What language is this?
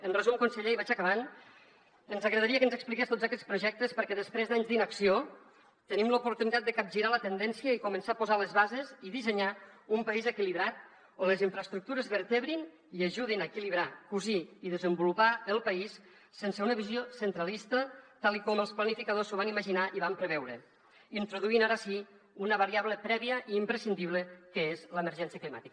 Catalan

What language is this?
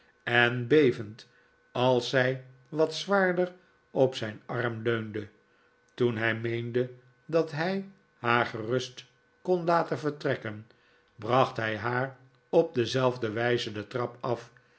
Dutch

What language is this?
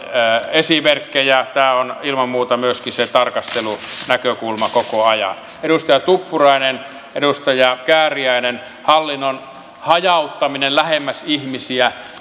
Finnish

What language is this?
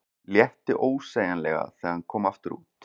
Icelandic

